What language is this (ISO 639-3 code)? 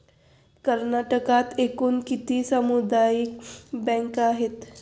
mar